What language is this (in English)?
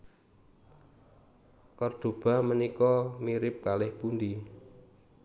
Javanese